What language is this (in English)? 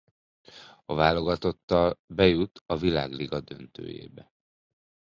Hungarian